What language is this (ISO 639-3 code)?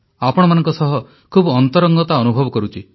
ori